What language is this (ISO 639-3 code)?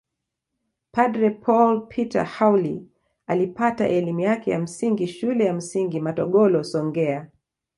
swa